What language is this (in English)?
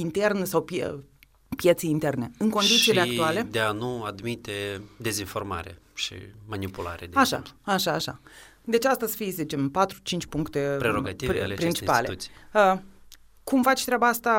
Romanian